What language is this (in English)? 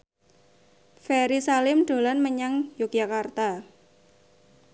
Javanese